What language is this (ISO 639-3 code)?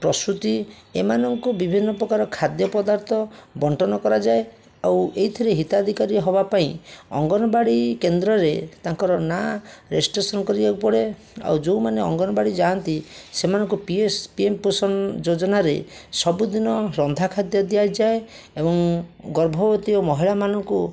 ori